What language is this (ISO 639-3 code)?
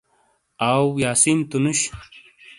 scl